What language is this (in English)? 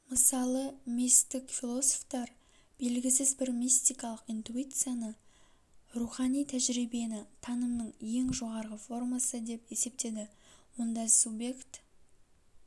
Kazakh